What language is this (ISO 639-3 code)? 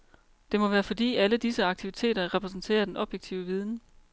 dan